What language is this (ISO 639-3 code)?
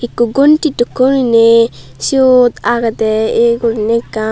ccp